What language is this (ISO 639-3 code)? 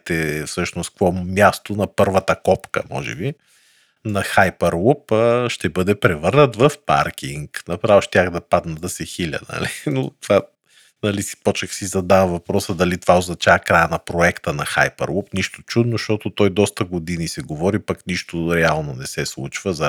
bul